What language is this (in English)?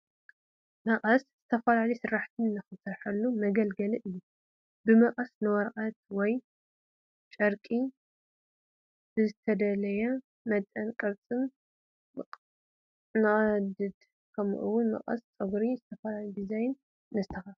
Tigrinya